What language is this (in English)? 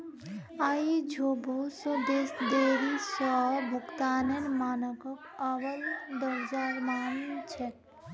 Magahi